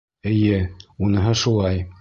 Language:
Bashkir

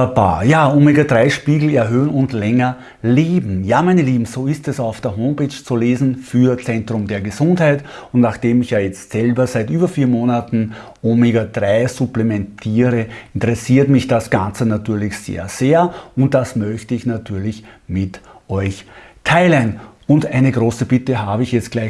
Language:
German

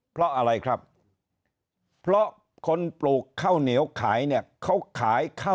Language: Thai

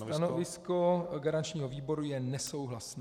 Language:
Czech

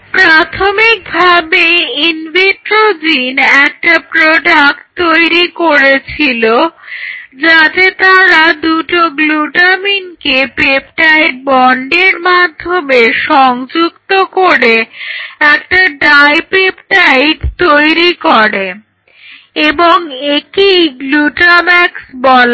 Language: Bangla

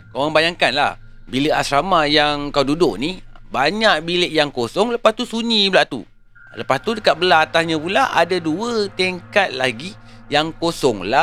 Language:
Malay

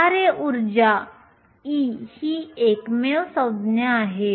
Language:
Marathi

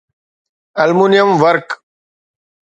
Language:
Sindhi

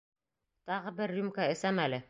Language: Bashkir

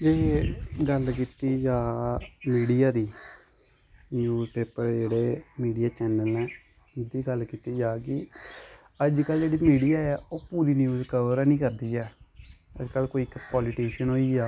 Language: Dogri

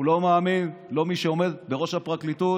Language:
Hebrew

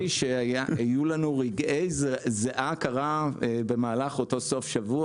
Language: Hebrew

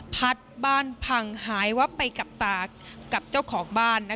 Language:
Thai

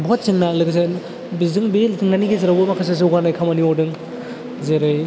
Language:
Bodo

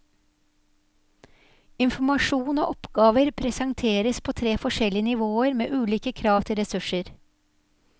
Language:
Norwegian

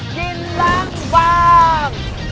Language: Thai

